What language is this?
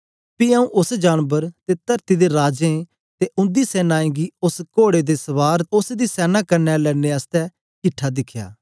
Dogri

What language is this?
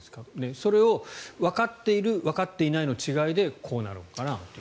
Japanese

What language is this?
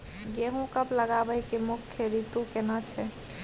Maithili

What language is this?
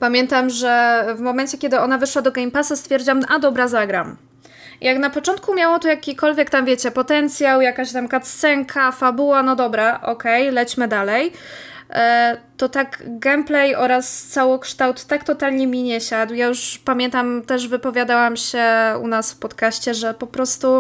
Polish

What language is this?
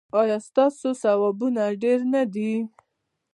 Pashto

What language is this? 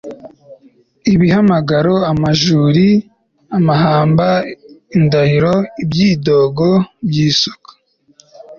Kinyarwanda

